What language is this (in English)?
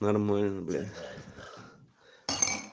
Russian